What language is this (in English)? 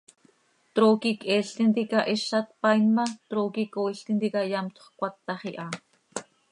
Seri